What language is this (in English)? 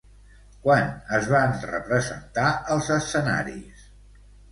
Catalan